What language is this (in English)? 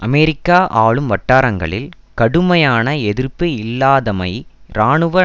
Tamil